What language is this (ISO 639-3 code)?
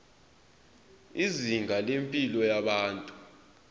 zul